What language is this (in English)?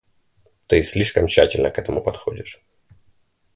Russian